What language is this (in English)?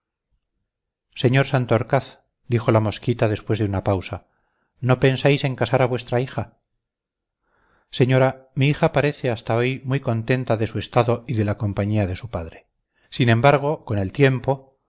Spanish